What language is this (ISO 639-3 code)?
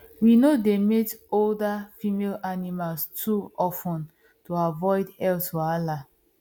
pcm